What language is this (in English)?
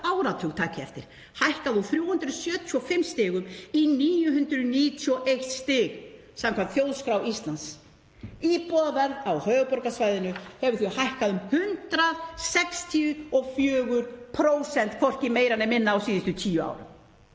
Icelandic